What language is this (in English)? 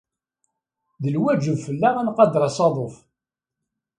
Kabyle